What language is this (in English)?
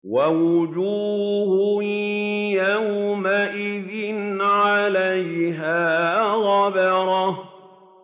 Arabic